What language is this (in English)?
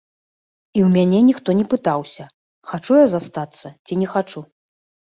Belarusian